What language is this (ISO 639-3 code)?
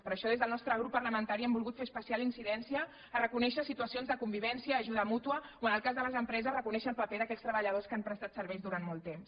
cat